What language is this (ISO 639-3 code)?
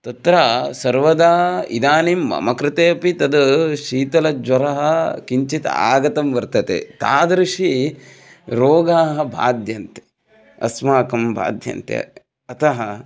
san